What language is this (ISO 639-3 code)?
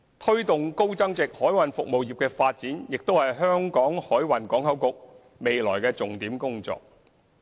yue